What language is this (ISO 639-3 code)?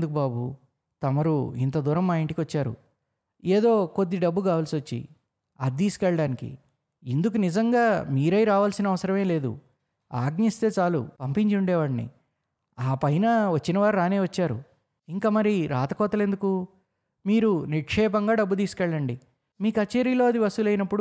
tel